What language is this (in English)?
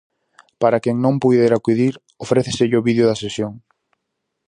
Galician